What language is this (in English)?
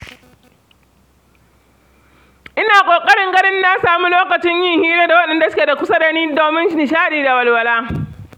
Hausa